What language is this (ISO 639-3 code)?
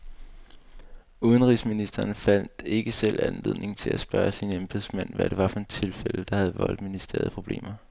dan